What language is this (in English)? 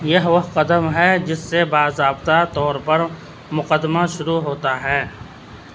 Urdu